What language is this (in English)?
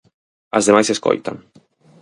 Galician